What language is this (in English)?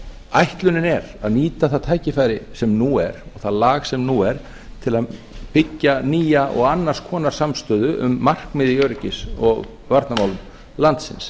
Icelandic